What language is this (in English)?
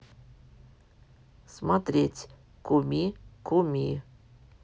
Russian